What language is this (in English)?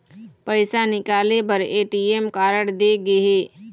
Chhattisgarhi